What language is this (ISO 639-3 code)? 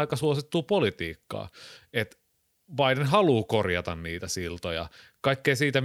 fin